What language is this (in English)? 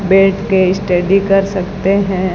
Hindi